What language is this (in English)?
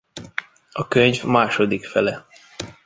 Hungarian